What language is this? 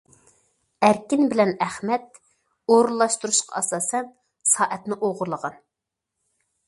Uyghur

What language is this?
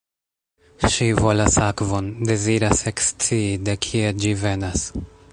Esperanto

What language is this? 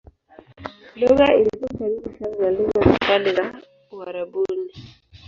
Swahili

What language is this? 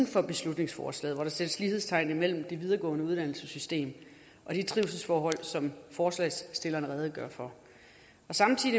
Danish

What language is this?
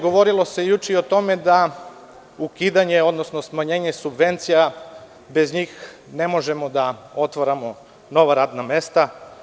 Serbian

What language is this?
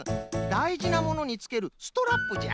Japanese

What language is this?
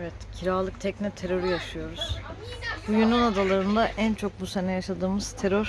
Turkish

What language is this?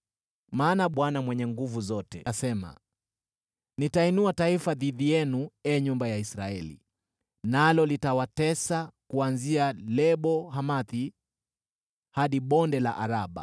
Swahili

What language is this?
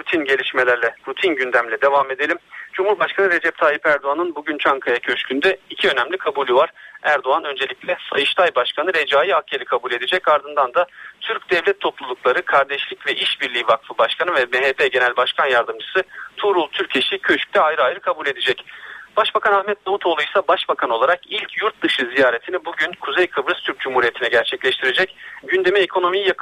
Turkish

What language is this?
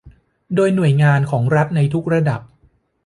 Thai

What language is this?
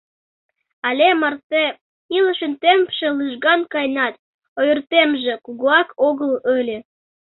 Mari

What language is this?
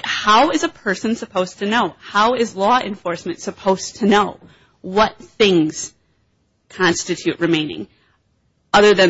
English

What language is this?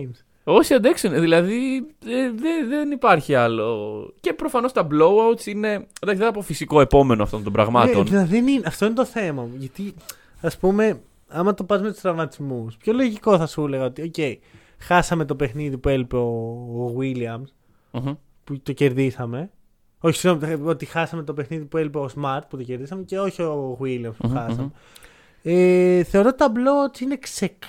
Greek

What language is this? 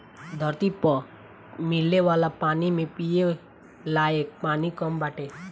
Bhojpuri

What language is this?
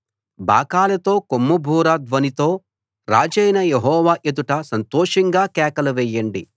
Telugu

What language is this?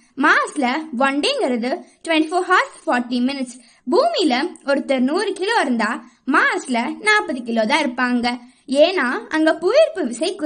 Tamil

